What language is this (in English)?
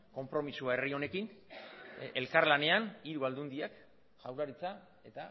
Basque